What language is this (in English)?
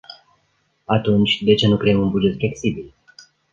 Romanian